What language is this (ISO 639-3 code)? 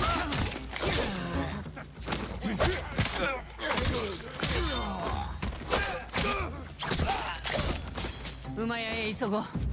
jpn